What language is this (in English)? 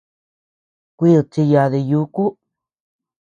Tepeuxila Cuicatec